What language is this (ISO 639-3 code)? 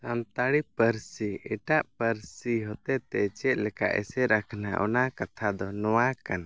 sat